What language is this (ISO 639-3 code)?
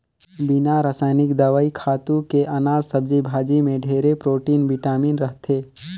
hne